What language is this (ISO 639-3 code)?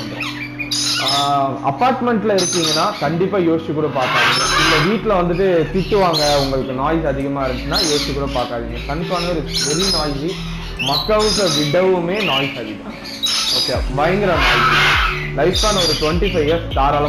ron